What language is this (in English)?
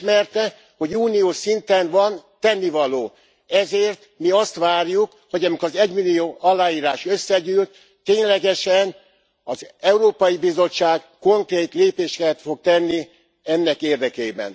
Hungarian